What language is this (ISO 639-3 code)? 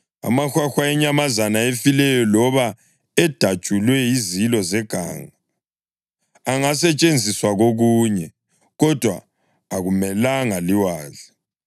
nde